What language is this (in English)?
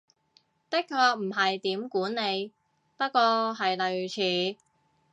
Cantonese